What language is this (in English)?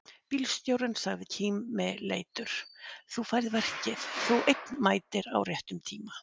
Icelandic